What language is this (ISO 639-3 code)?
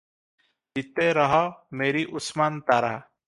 ori